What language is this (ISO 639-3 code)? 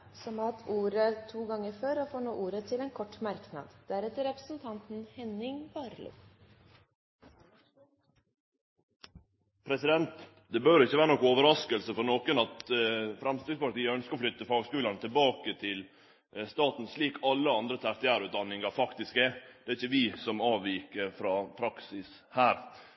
nor